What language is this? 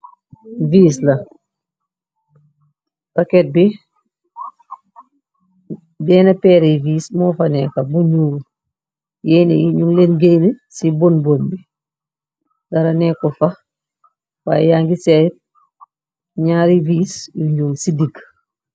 Wolof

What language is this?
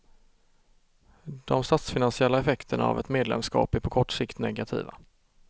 Swedish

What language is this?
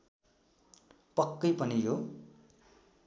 Nepali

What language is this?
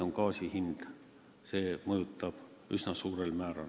Estonian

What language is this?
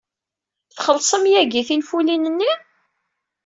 Kabyle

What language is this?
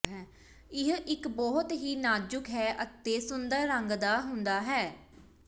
Punjabi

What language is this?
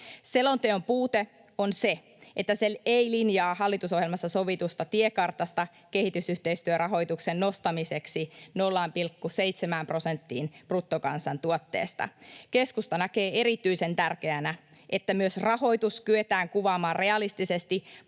Finnish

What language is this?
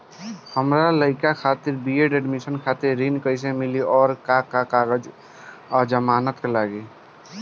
Bhojpuri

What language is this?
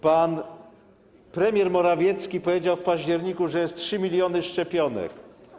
Polish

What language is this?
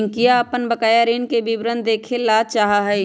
Magahi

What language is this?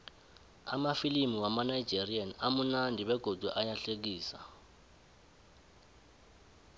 South Ndebele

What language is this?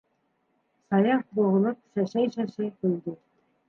Bashkir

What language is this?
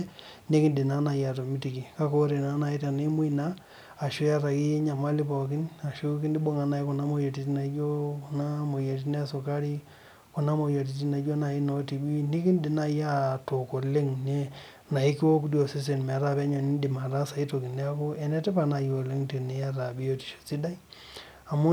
Masai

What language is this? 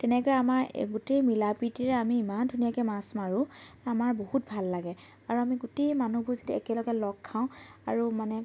Assamese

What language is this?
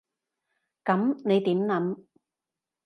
Cantonese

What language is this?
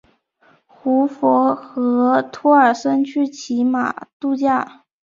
Chinese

